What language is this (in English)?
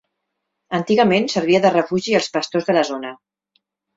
Catalan